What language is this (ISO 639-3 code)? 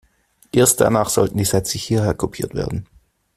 deu